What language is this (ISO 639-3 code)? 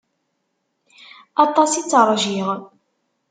kab